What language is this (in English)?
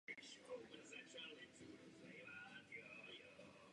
Czech